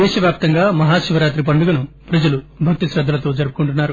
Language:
Telugu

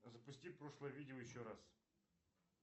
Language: Russian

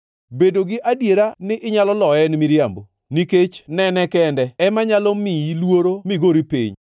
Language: Luo (Kenya and Tanzania)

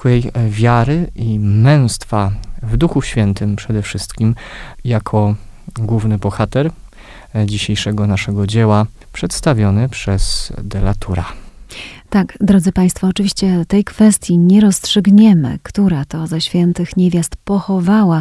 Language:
Polish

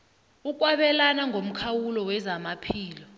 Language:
South Ndebele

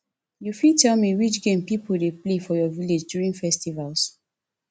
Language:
Nigerian Pidgin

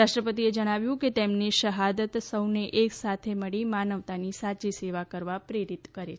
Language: Gujarati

